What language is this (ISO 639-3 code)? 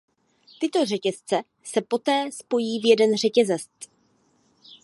ces